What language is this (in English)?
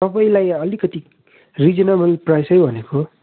Nepali